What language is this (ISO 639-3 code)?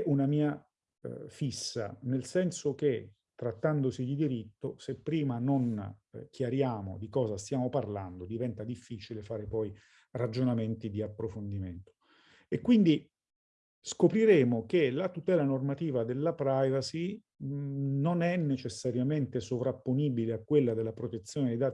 ita